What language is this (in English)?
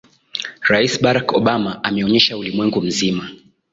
Swahili